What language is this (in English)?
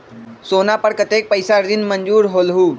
Magahi